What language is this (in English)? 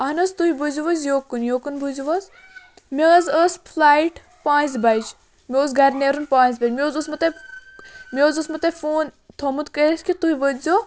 Kashmiri